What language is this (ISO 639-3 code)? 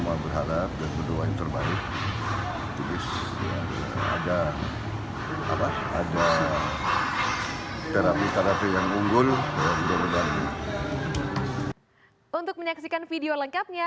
ind